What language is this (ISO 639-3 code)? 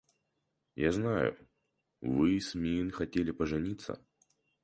rus